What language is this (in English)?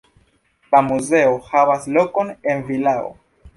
Esperanto